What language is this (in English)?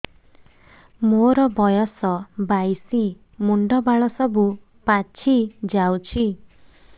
Odia